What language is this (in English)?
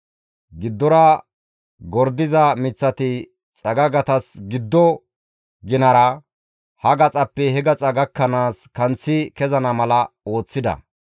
Gamo